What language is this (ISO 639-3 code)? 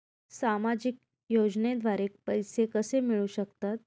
mar